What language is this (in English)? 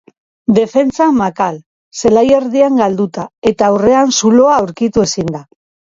Basque